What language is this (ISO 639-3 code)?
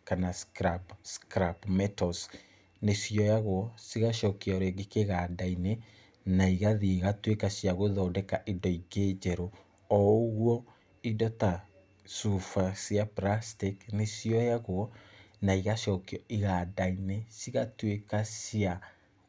kik